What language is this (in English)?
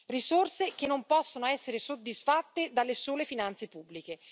Italian